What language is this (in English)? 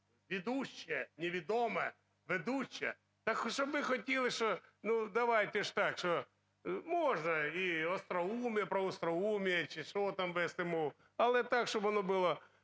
Ukrainian